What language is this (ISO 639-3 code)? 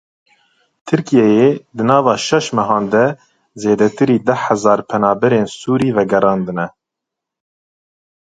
kur